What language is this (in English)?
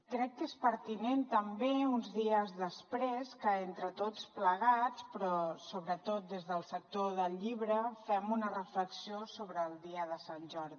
Catalan